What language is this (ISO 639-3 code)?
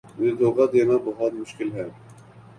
urd